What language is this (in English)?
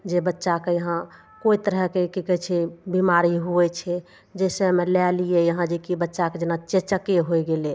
Maithili